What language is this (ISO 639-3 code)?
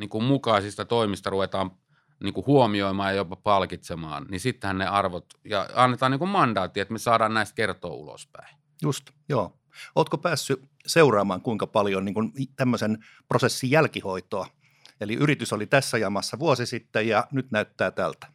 fin